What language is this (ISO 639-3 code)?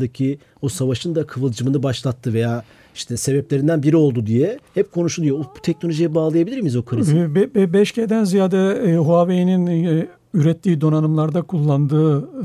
tur